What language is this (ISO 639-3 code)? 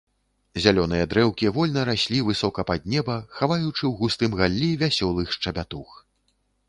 bel